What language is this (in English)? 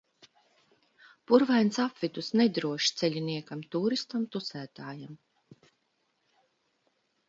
Latvian